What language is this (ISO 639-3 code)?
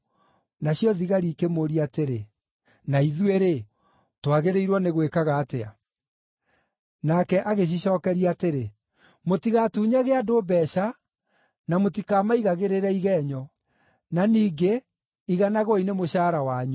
kik